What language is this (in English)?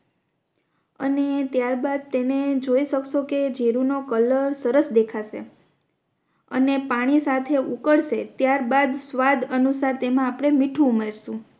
Gujarati